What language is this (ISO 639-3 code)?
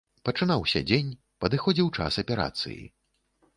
bel